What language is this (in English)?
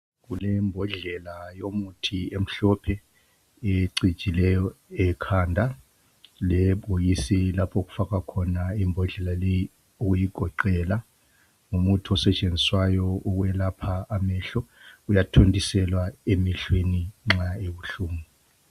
North Ndebele